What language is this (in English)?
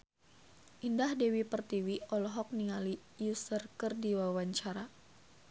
Sundanese